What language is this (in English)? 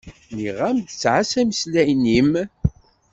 Kabyle